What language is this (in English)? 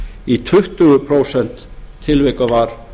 Icelandic